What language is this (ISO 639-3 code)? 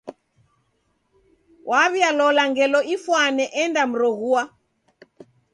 dav